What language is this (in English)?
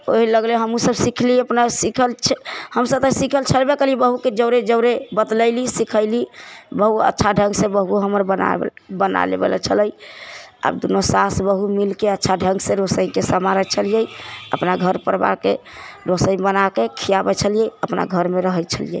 Maithili